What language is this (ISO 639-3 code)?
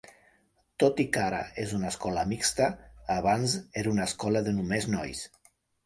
cat